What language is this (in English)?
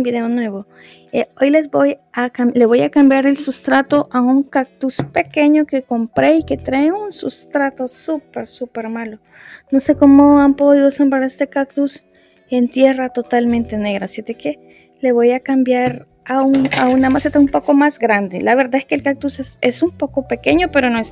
Spanish